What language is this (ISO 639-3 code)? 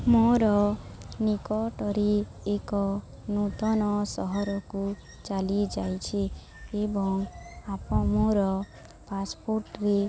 ori